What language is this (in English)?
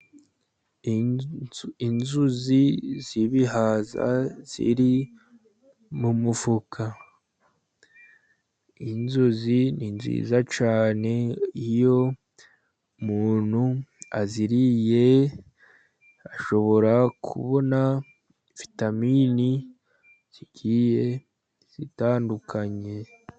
Kinyarwanda